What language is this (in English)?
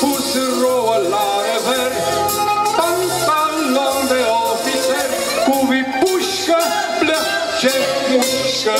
Romanian